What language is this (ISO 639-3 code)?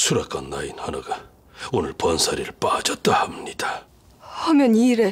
kor